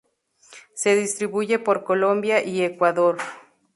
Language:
Spanish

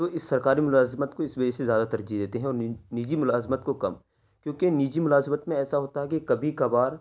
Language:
Urdu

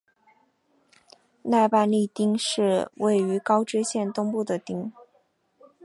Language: Chinese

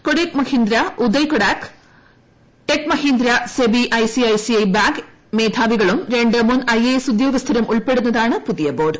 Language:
Malayalam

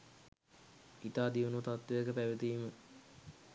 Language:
Sinhala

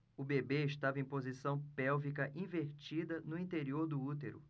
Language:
Portuguese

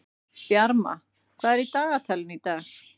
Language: Icelandic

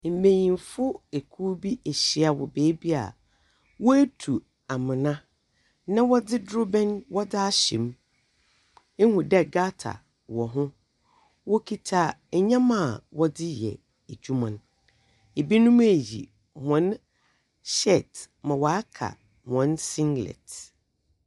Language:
Akan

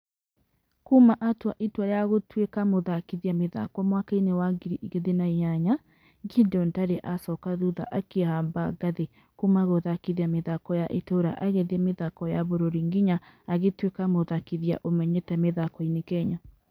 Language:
Kikuyu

